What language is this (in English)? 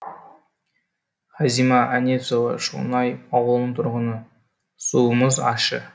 Kazakh